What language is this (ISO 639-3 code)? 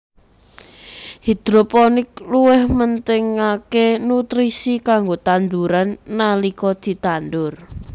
jav